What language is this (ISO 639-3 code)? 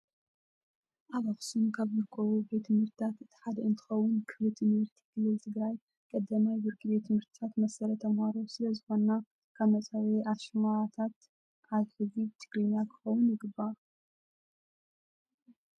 tir